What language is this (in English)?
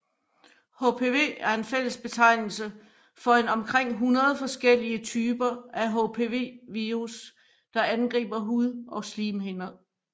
Danish